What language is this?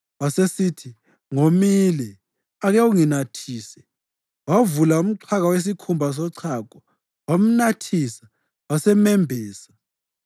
North Ndebele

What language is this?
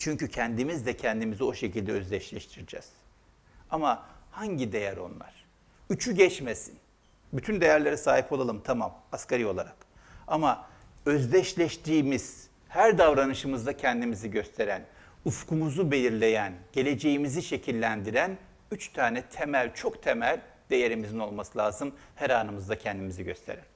Turkish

